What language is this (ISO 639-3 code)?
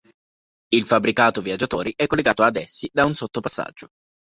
ita